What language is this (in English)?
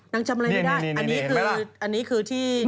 Thai